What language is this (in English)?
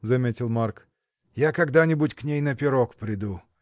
Russian